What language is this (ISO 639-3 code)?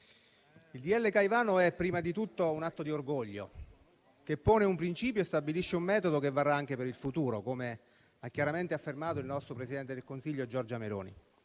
ita